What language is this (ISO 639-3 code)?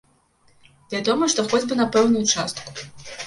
bel